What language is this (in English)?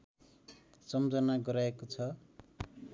Nepali